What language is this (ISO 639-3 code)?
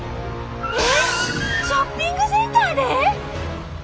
jpn